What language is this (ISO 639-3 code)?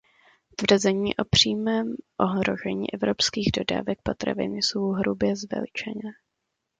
ces